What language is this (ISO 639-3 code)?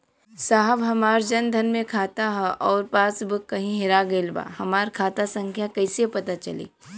bho